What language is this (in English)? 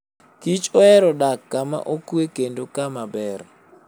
Luo (Kenya and Tanzania)